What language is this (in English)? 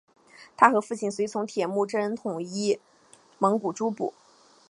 Chinese